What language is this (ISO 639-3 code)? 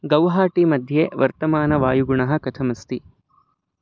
san